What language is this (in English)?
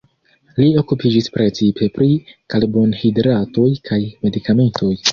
Esperanto